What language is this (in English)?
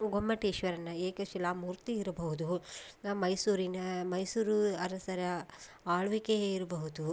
Kannada